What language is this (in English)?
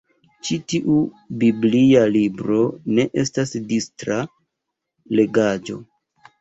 Esperanto